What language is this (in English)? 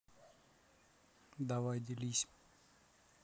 Russian